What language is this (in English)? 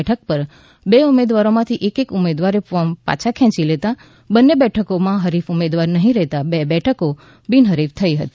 Gujarati